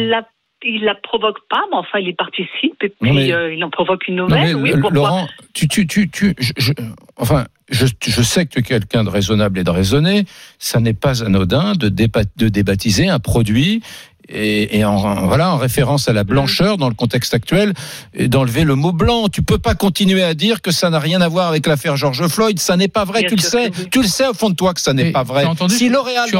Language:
French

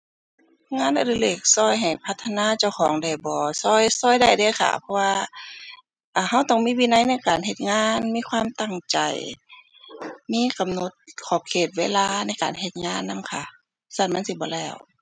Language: Thai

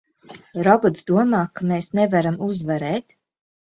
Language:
Latvian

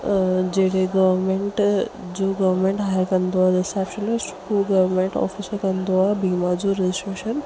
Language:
Sindhi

